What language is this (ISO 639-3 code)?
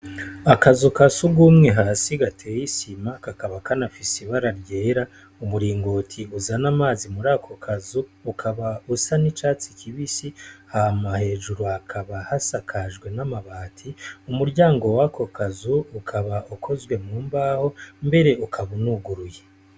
run